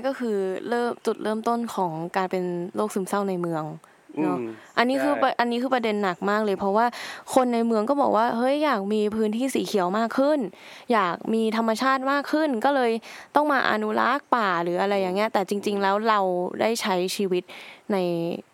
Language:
Thai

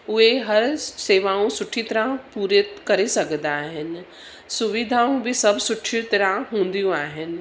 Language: Sindhi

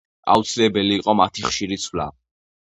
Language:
Georgian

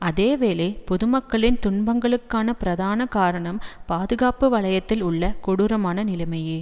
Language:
Tamil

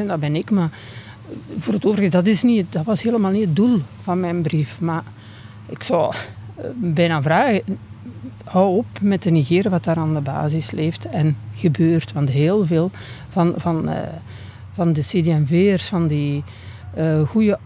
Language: Dutch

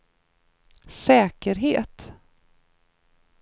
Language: Swedish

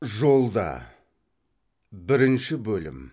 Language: Kazakh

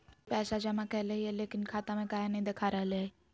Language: Magahi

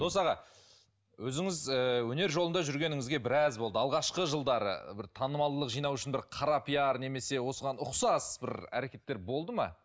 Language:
Kazakh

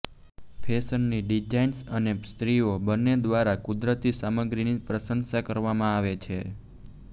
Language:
Gujarati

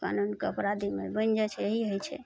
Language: Maithili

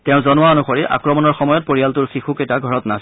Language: Assamese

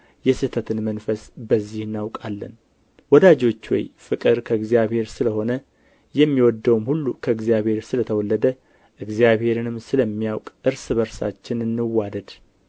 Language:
Amharic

